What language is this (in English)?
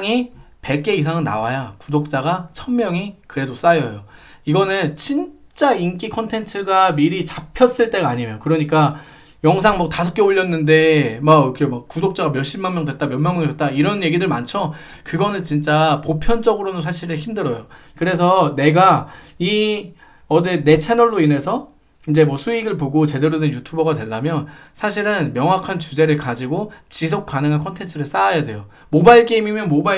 Korean